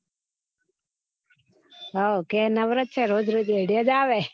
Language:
Gujarati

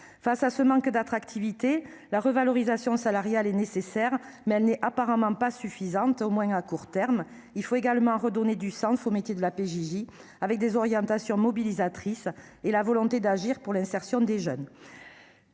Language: French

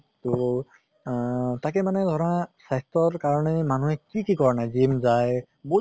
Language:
Assamese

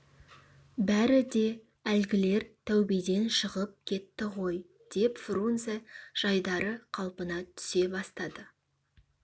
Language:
Kazakh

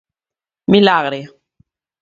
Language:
Galician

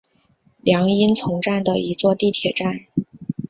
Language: Chinese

